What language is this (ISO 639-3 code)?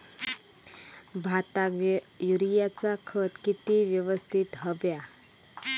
mar